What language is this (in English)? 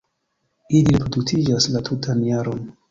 Esperanto